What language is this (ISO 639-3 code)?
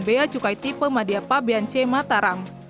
ind